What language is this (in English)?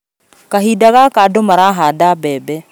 Kikuyu